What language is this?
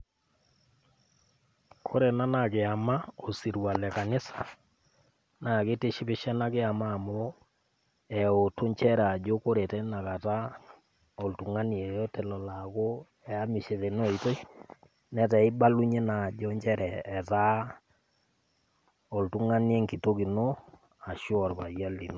Masai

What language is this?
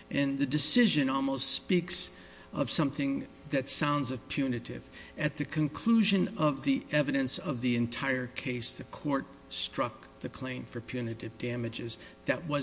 English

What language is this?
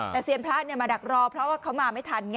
Thai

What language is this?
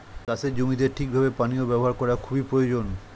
Bangla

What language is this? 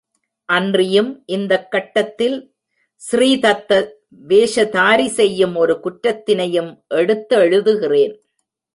Tamil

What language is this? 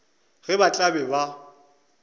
Northern Sotho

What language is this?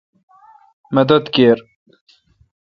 Kalkoti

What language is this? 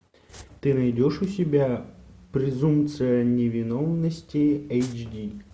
Russian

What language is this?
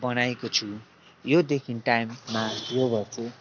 Nepali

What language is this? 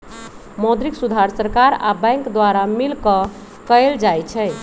Magahi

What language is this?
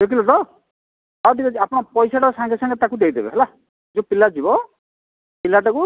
Odia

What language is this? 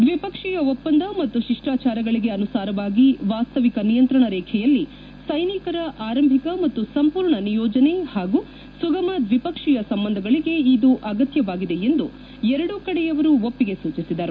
Kannada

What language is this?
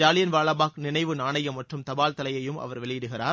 Tamil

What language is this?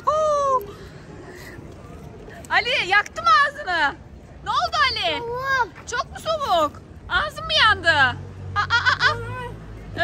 Turkish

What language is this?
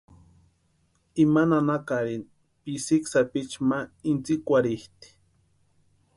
Western Highland Purepecha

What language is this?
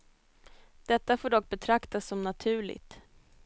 Swedish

